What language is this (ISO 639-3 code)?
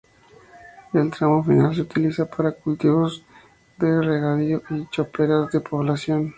spa